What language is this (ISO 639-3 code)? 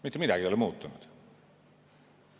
est